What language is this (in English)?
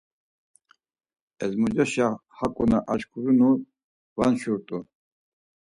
Laz